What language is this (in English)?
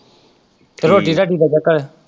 Punjabi